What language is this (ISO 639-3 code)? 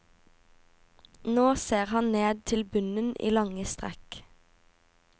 nor